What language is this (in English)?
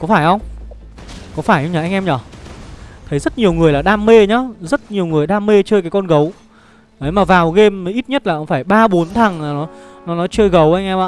Vietnamese